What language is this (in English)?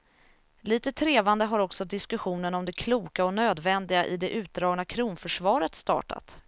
Swedish